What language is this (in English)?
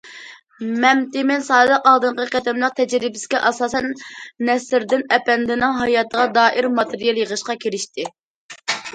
Uyghur